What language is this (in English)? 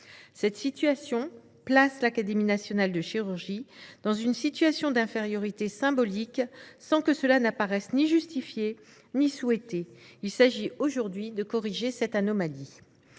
French